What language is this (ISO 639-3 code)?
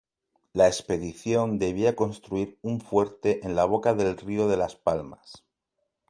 spa